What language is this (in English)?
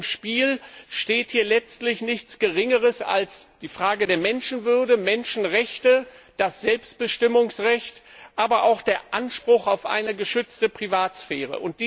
German